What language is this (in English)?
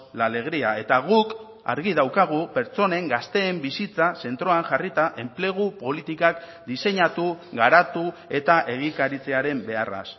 Basque